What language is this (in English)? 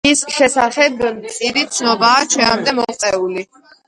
Georgian